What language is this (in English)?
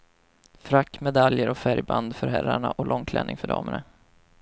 Swedish